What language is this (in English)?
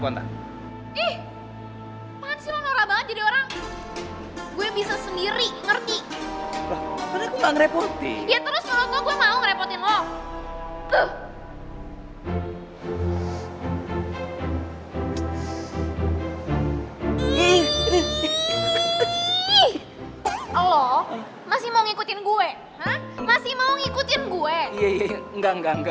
Indonesian